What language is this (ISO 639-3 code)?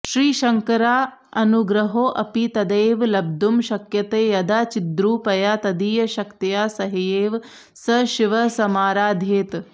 san